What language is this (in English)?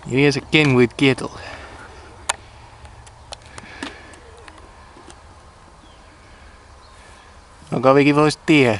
Dutch